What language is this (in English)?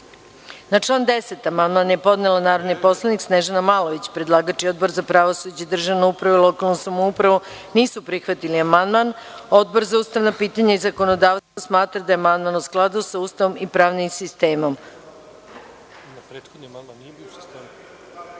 Serbian